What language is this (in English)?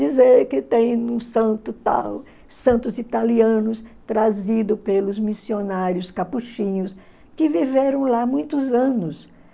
Portuguese